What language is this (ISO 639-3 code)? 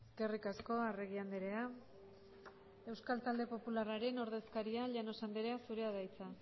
eus